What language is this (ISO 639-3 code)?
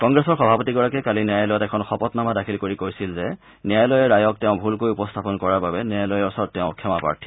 asm